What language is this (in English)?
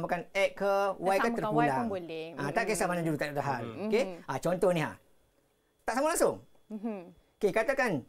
Malay